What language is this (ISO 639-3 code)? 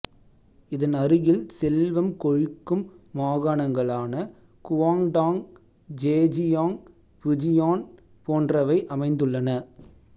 tam